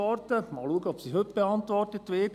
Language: Swiss German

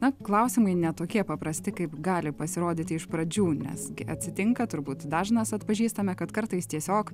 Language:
Lithuanian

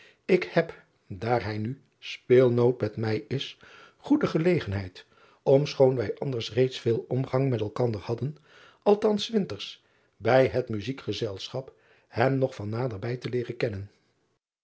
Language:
Dutch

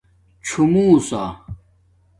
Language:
Domaaki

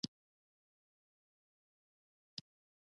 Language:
Pashto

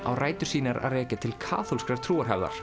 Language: Icelandic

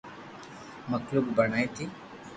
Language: Loarki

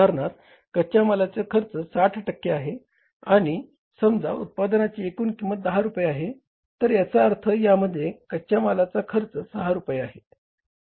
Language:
Marathi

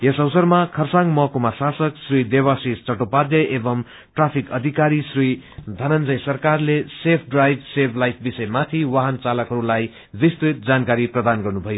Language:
Nepali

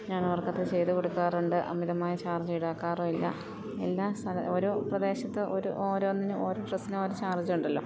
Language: Malayalam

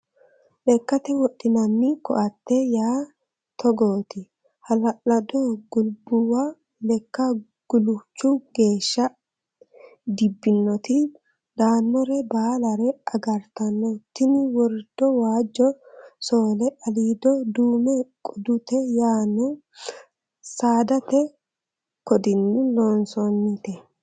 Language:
Sidamo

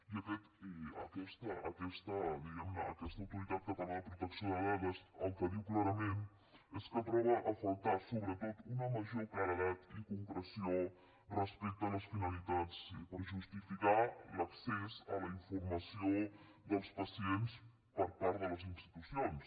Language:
Catalan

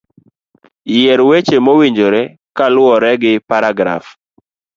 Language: Luo (Kenya and Tanzania)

